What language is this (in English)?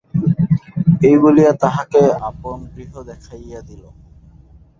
Bangla